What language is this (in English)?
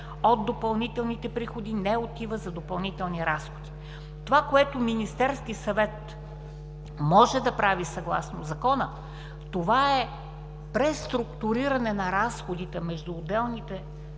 Bulgarian